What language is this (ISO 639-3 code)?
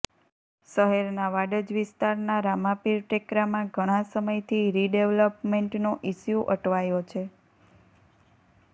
guj